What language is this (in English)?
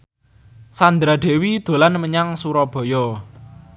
Javanese